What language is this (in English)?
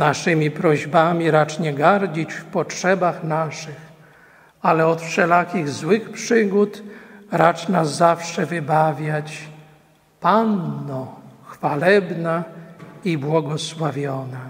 Polish